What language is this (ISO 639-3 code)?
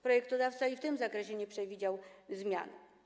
pol